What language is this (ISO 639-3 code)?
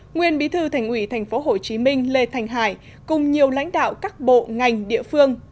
vie